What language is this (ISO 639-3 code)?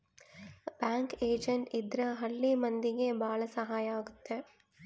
kan